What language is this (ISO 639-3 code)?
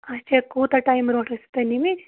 kas